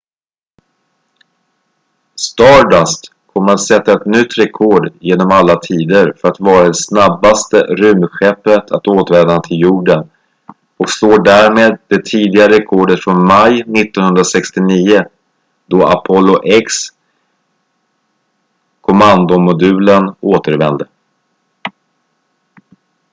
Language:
Swedish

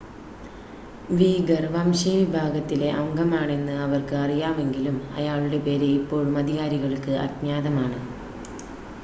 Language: Malayalam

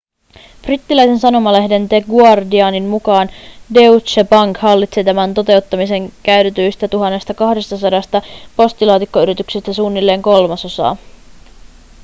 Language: Finnish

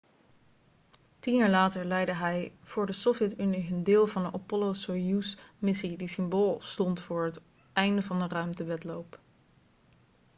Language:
Dutch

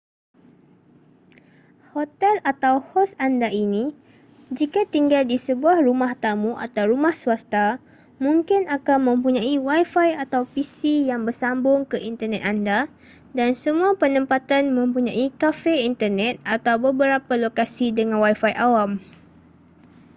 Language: Malay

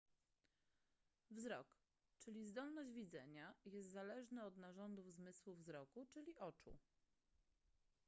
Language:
Polish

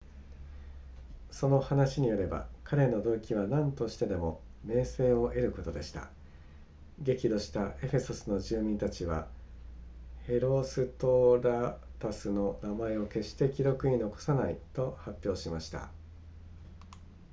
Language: Japanese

